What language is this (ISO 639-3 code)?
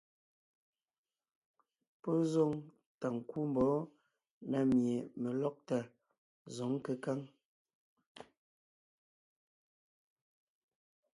nnh